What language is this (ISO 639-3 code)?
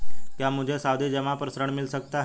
hin